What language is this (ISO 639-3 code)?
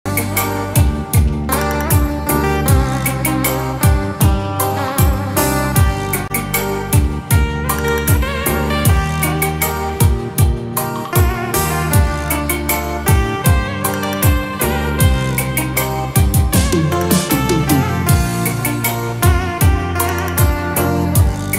vie